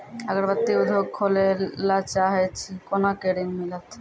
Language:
Maithili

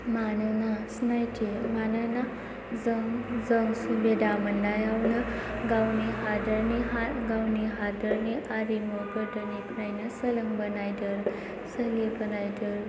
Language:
Bodo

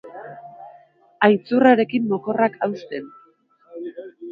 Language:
Basque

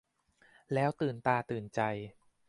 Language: Thai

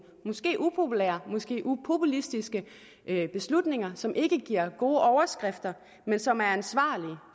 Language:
Danish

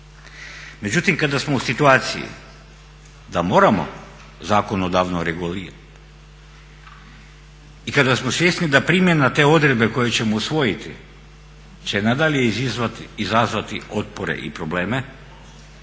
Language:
Croatian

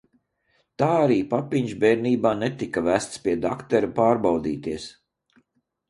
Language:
Latvian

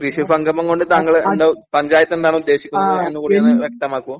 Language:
Malayalam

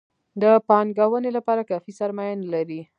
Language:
Pashto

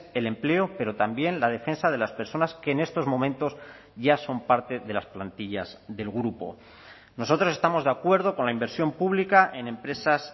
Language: Spanish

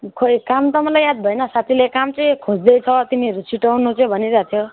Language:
Nepali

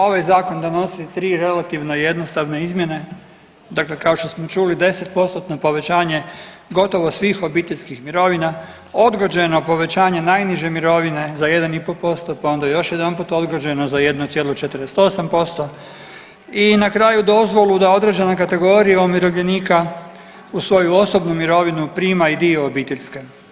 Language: Croatian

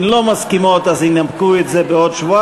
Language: Hebrew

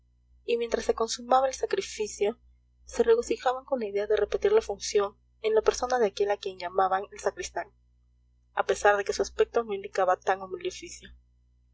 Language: Spanish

